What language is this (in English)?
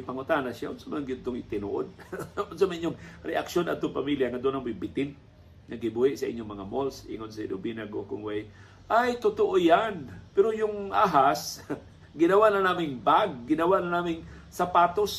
Filipino